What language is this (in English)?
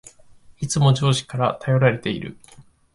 Japanese